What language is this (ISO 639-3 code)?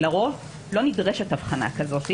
heb